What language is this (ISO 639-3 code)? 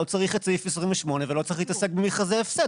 heb